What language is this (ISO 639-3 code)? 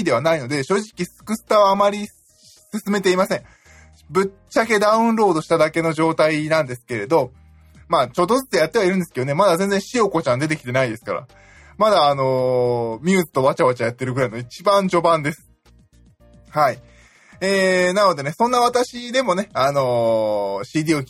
jpn